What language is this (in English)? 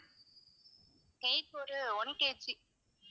Tamil